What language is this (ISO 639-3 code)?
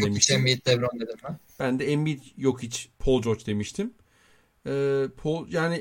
tur